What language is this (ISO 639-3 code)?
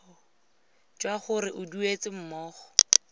tsn